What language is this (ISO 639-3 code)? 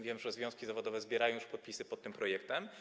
pol